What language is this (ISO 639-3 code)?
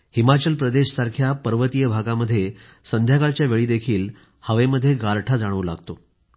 mar